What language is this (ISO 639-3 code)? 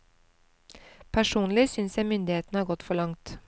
nor